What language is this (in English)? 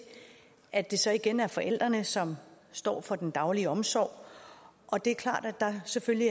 Danish